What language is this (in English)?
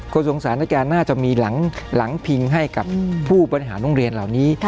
Thai